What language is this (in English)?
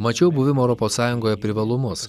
Lithuanian